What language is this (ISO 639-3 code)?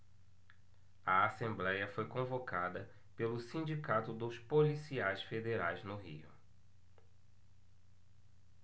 por